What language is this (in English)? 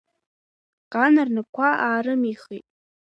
Abkhazian